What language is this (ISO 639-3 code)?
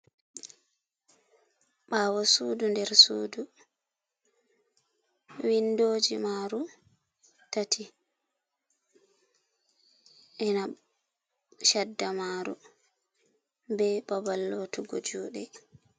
ful